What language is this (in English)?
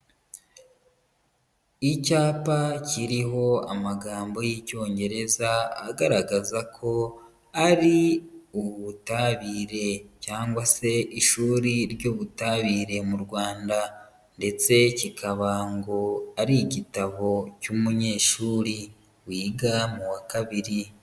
Kinyarwanda